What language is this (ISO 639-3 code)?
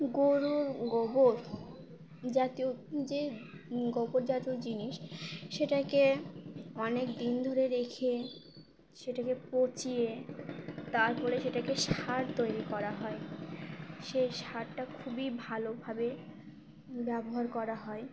ben